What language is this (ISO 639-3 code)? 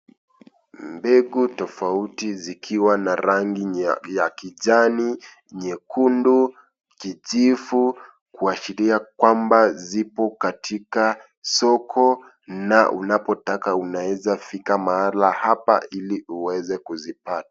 swa